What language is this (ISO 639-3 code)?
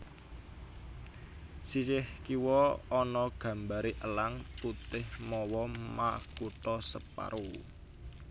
jav